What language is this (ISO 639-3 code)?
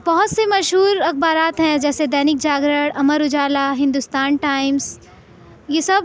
urd